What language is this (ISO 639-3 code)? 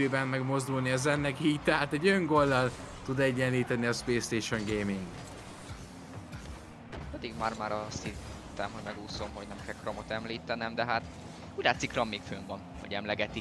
hun